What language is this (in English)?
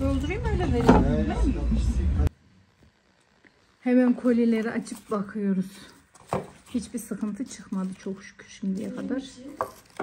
Turkish